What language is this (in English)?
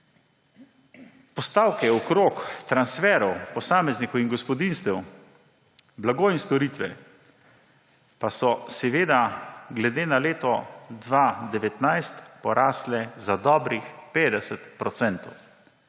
Slovenian